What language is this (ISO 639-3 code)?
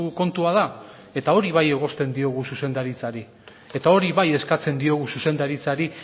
eus